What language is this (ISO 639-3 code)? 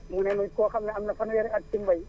wol